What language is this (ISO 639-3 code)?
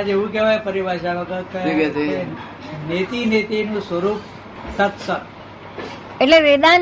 guj